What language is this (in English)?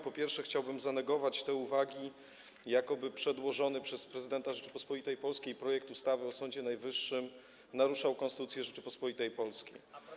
Polish